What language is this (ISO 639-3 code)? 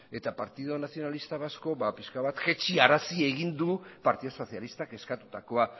eus